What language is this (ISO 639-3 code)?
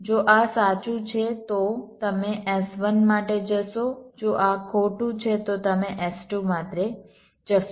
guj